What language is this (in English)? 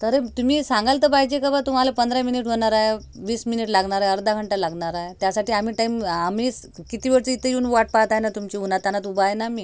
Marathi